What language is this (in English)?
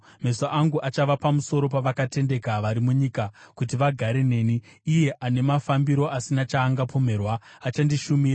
Shona